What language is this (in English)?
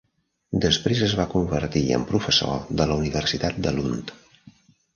Catalan